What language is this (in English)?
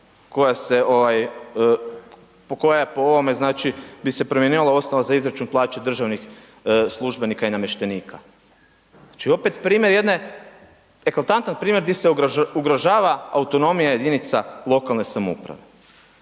Croatian